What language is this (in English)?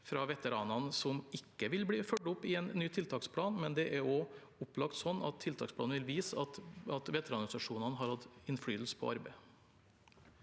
Norwegian